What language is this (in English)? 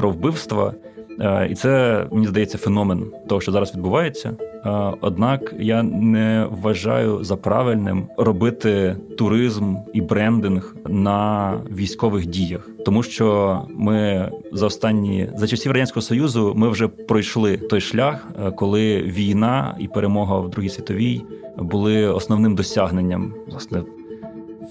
Ukrainian